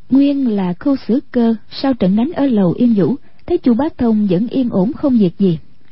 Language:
Vietnamese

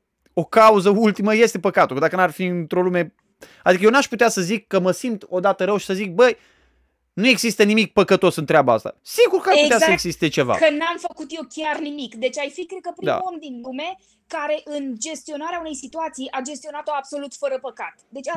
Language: Romanian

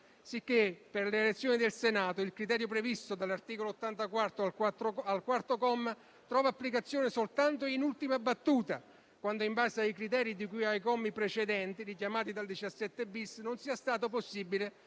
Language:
Italian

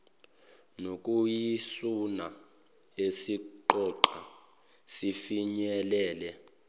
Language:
Zulu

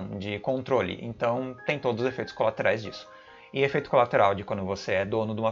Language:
Portuguese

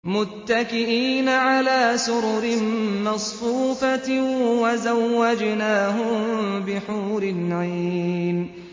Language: Arabic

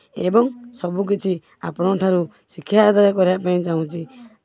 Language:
Odia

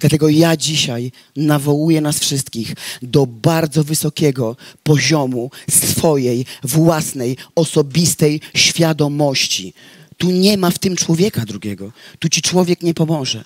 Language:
Polish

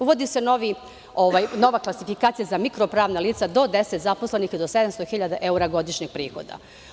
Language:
Serbian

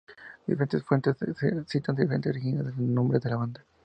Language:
Spanish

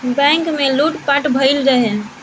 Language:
Bhojpuri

